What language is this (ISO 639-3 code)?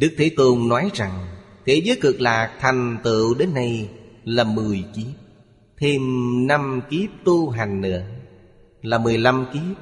vie